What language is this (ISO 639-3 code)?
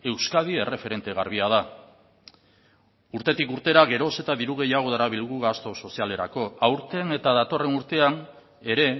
eus